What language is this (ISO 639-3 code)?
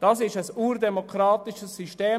gsw